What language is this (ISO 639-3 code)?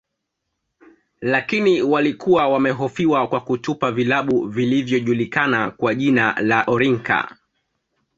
swa